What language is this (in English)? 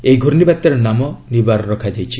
Odia